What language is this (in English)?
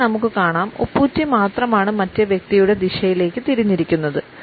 Malayalam